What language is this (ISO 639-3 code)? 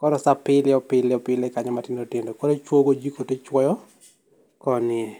luo